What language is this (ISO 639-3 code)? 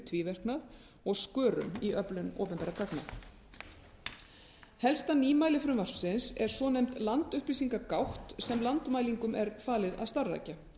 isl